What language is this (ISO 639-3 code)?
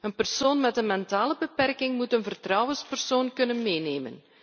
nld